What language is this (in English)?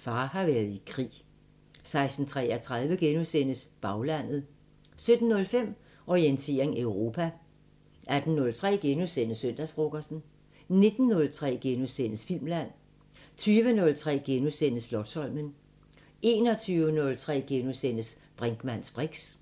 Danish